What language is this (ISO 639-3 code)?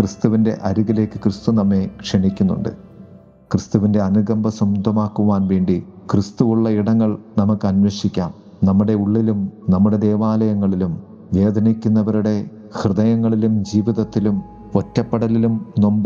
mal